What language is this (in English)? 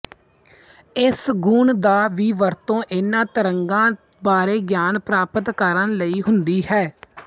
Punjabi